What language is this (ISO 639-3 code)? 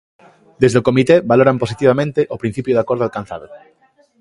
glg